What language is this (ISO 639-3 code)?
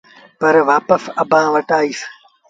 sbn